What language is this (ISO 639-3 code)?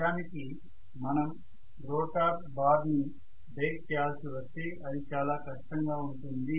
tel